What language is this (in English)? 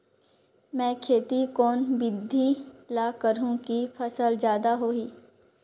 Chhattisgarhi